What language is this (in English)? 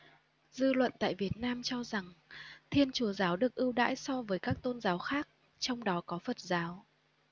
Vietnamese